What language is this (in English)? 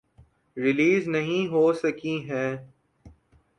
Urdu